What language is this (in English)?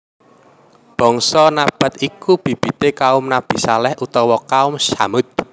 Javanese